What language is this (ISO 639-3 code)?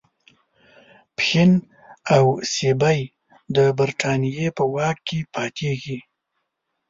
pus